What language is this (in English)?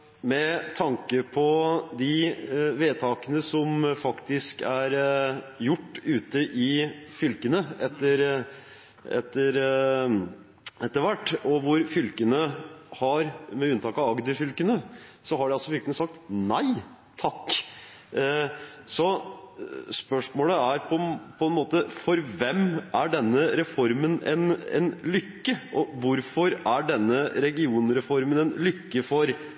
Norwegian Bokmål